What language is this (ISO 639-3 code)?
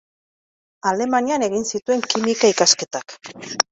eus